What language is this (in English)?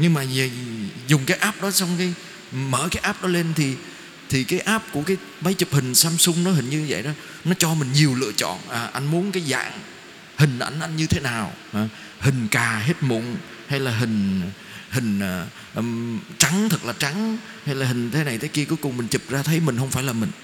Vietnamese